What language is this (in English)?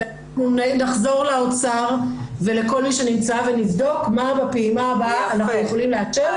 Hebrew